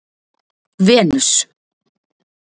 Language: Icelandic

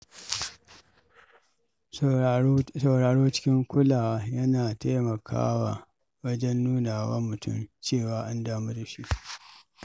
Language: Hausa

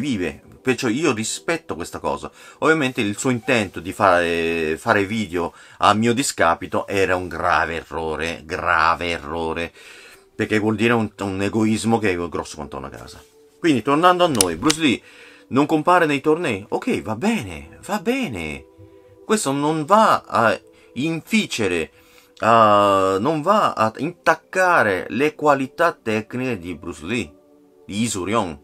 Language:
Italian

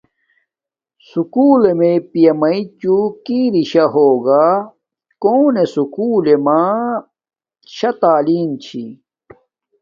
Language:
Domaaki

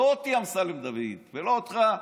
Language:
Hebrew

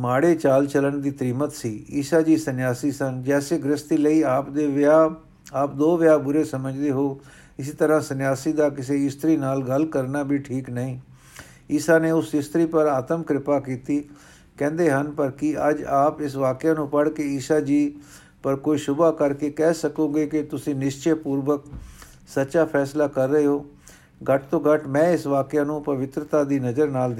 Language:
Punjabi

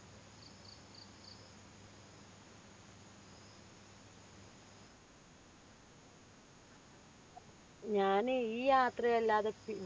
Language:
Malayalam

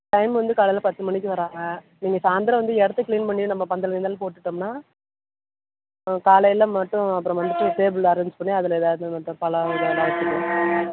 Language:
Tamil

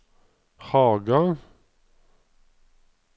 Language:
Norwegian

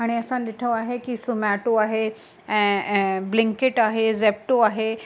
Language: Sindhi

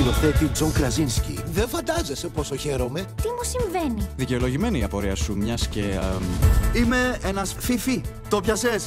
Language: Greek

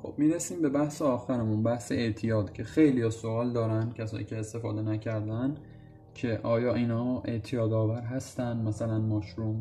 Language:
Persian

